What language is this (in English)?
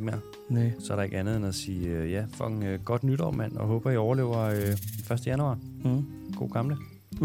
Danish